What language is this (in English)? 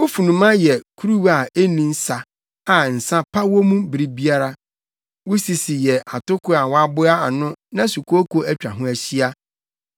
Akan